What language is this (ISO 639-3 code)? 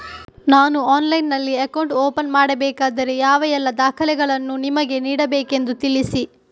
kan